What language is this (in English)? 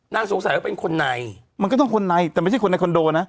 Thai